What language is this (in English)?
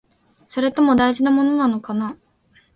Japanese